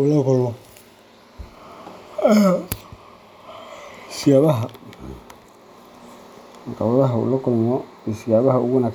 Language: Somali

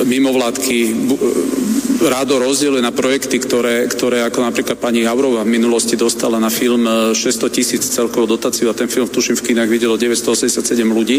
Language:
Slovak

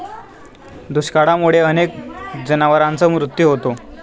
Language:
Marathi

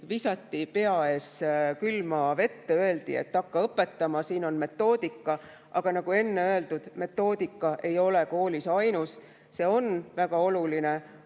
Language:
Estonian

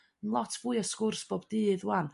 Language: Welsh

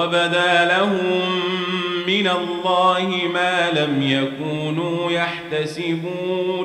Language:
Arabic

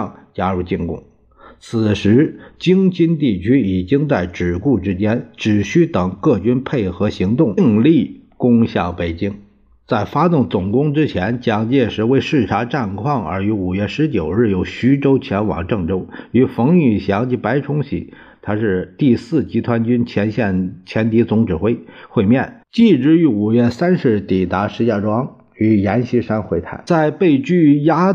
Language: Chinese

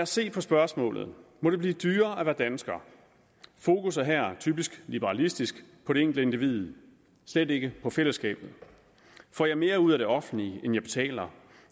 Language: Danish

